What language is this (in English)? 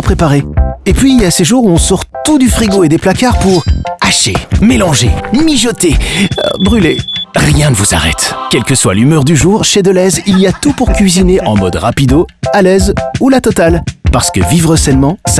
French